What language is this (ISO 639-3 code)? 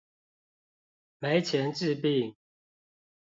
zho